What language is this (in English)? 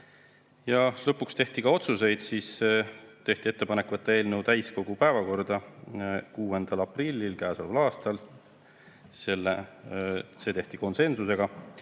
Estonian